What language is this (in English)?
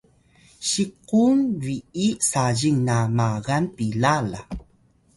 Atayal